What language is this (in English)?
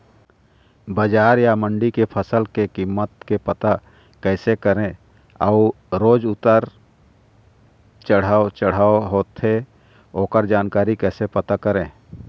Chhattisgarhi